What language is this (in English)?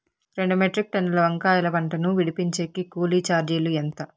Telugu